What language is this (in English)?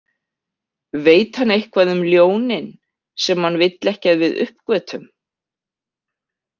Icelandic